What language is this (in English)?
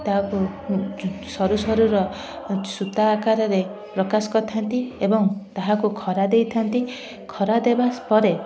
Odia